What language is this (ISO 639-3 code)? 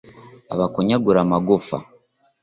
kin